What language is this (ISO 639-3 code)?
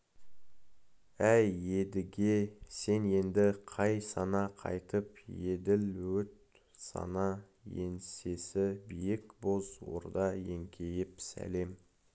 kaz